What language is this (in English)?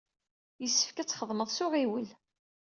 Kabyle